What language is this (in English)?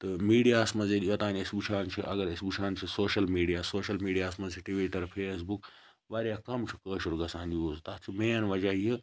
Kashmiri